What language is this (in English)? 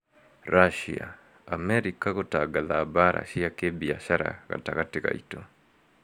Kikuyu